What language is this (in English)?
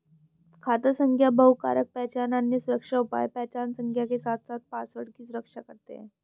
Hindi